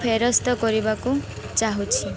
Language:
Odia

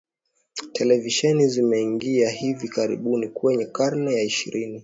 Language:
Swahili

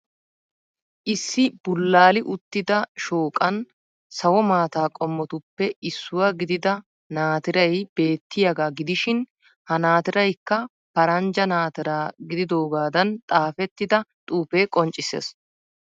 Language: Wolaytta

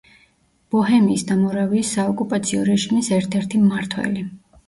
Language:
Georgian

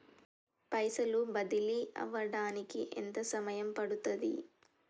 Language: Telugu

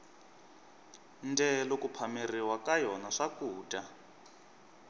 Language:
Tsonga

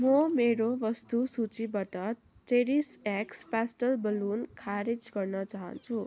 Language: Nepali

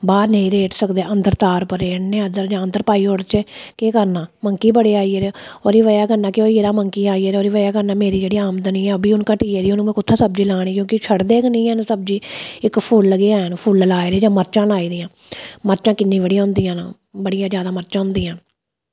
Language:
Dogri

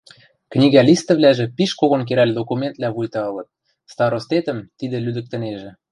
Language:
Western Mari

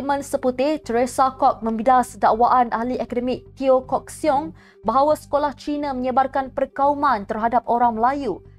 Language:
Malay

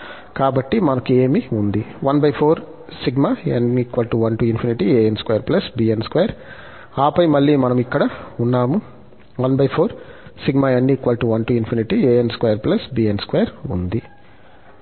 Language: Telugu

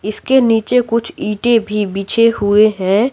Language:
Hindi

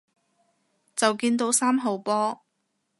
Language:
Cantonese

